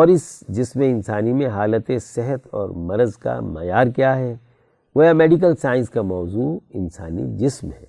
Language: Urdu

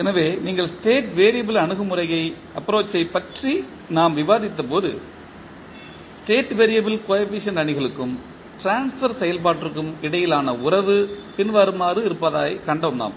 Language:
Tamil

